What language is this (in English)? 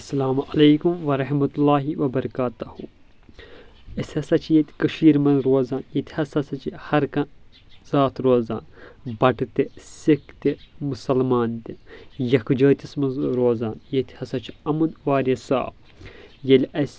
Kashmiri